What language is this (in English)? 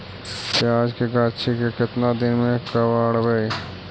Magahi